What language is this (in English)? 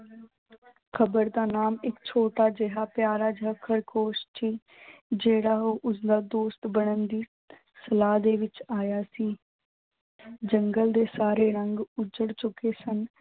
Punjabi